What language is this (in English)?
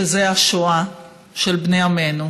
Hebrew